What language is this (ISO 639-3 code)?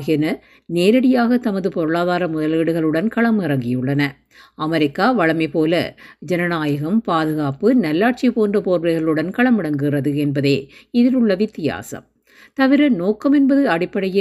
tam